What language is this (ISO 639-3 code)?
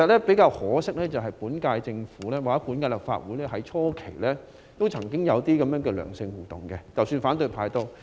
yue